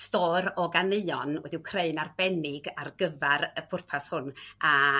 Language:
Welsh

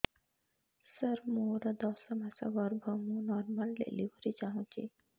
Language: Odia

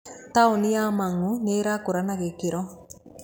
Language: Kikuyu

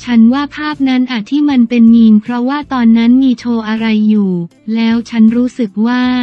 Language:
Thai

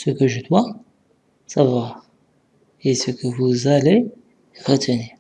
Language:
French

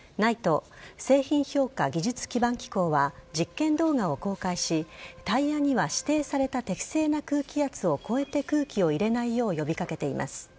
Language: Japanese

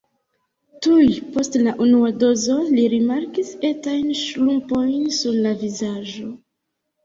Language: Esperanto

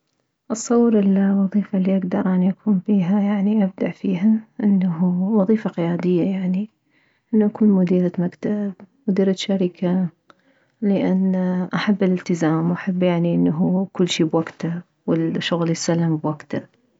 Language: Mesopotamian Arabic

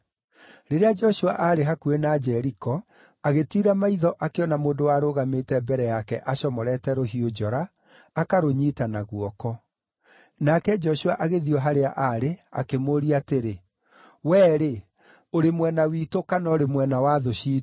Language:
Kikuyu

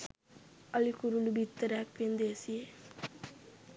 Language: Sinhala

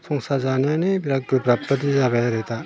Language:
Bodo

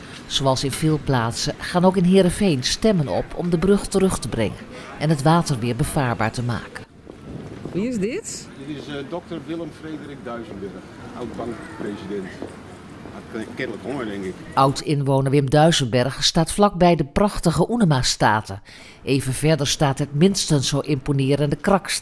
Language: Dutch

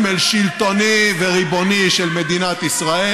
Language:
Hebrew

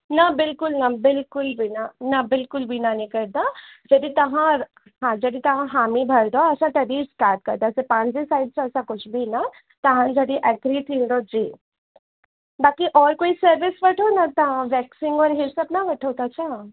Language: Sindhi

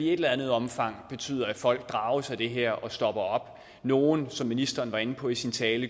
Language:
Danish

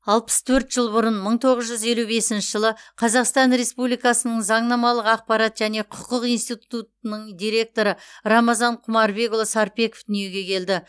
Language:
Kazakh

